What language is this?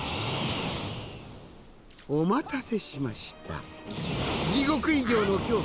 Japanese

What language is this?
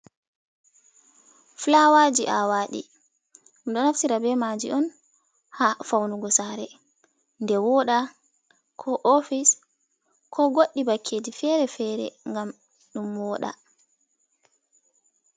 Fula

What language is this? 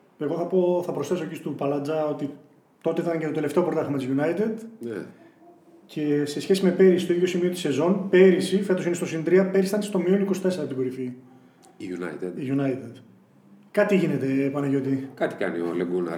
Greek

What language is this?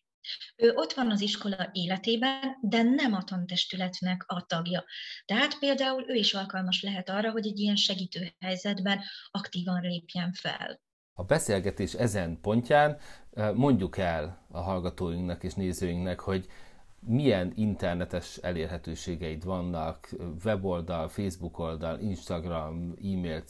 Hungarian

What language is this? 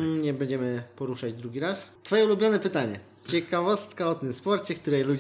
Polish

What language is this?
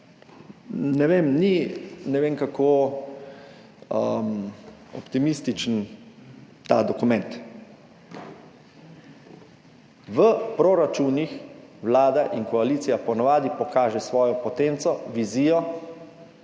Slovenian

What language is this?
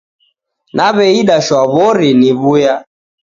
Taita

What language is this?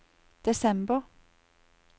Norwegian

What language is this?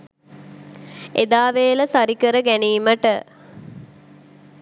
Sinhala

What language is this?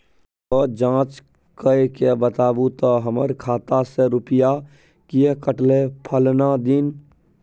Maithili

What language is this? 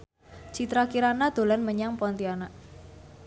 Javanese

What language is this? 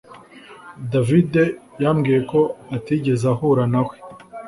Kinyarwanda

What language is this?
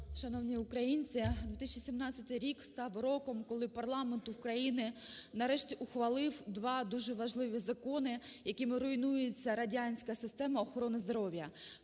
Ukrainian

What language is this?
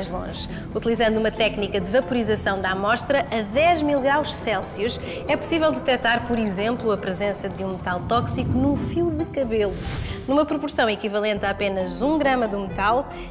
Portuguese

